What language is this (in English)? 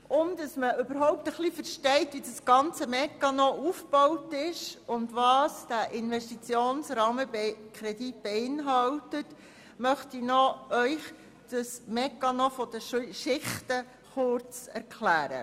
Swiss German